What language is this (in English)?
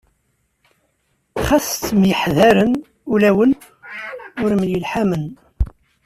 Kabyle